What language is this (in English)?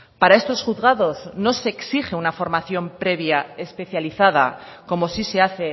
Spanish